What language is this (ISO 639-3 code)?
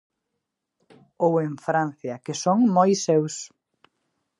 glg